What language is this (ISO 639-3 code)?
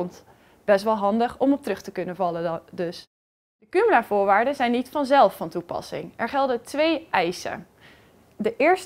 nld